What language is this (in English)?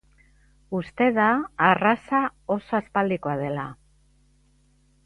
Basque